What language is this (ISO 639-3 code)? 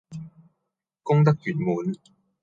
yue